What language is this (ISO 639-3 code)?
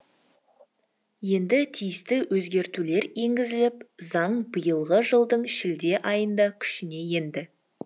kaz